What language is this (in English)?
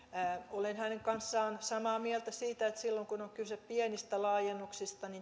Finnish